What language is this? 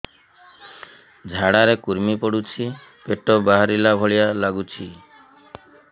Odia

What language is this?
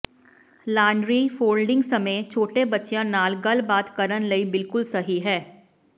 Punjabi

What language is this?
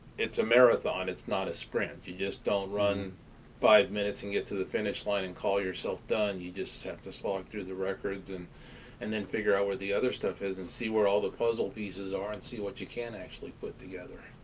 English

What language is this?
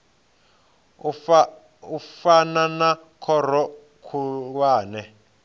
Venda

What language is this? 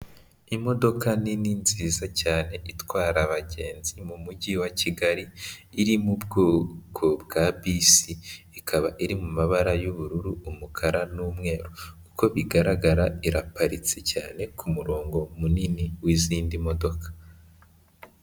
Kinyarwanda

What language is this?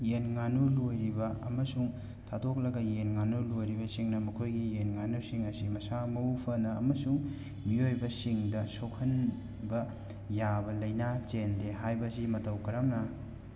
Manipuri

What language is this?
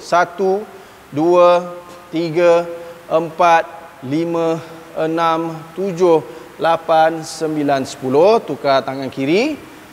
Malay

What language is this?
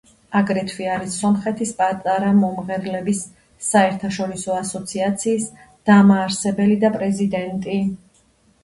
Georgian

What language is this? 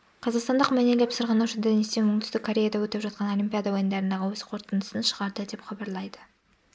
Kazakh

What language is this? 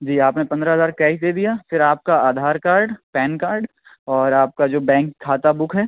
Urdu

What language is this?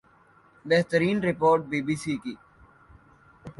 Urdu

